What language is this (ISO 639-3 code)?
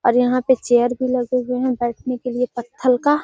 mag